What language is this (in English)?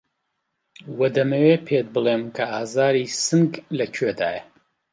Central Kurdish